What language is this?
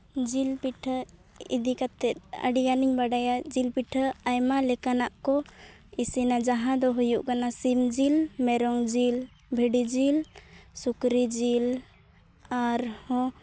Santali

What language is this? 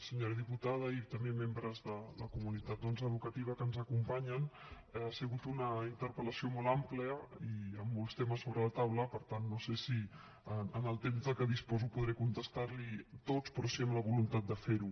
Catalan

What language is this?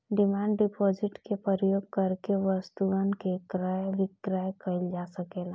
Bhojpuri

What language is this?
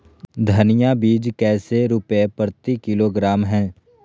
Magahi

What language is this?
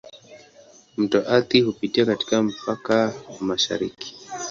Swahili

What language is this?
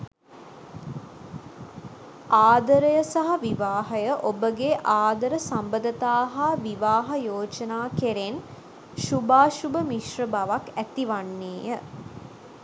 Sinhala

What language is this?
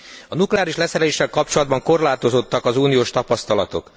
Hungarian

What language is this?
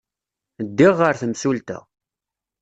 Kabyle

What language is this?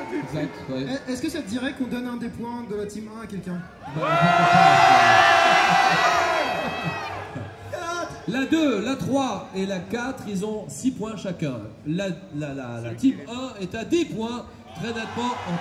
French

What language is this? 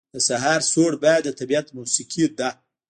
Pashto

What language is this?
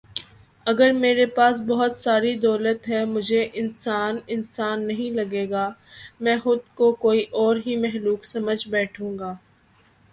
Urdu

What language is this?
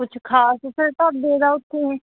Punjabi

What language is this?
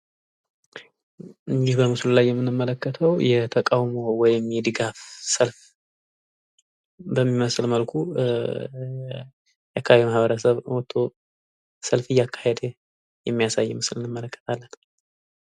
Amharic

